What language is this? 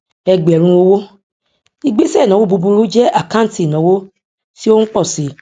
Yoruba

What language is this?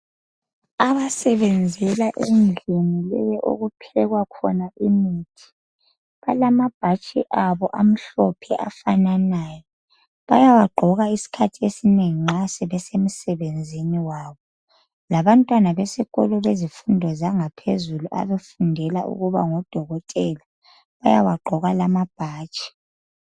North Ndebele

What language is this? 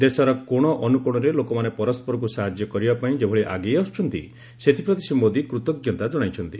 Odia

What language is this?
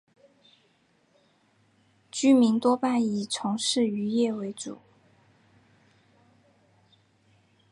Chinese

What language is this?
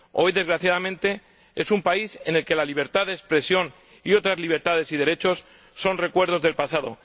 Spanish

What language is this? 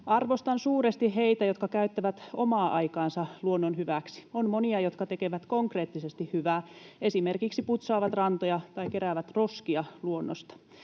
Finnish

